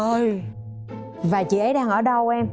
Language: Vietnamese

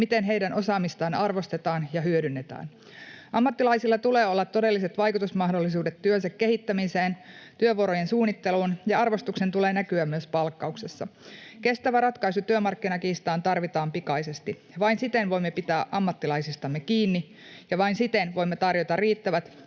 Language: Finnish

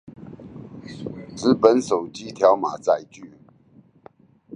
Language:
Chinese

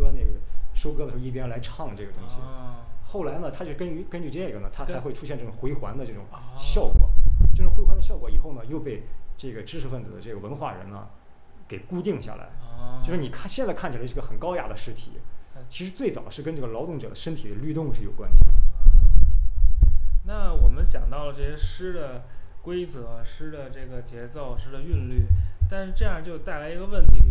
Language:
Chinese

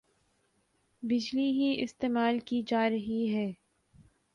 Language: Urdu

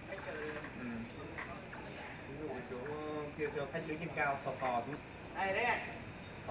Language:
Vietnamese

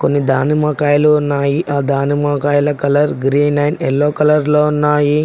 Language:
Telugu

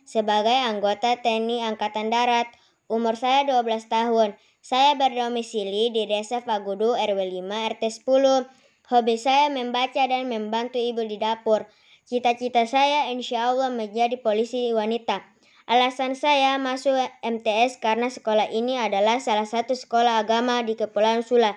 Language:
Indonesian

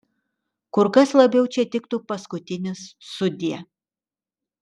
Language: Lithuanian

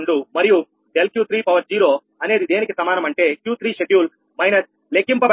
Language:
Telugu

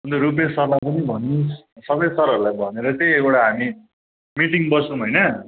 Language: Nepali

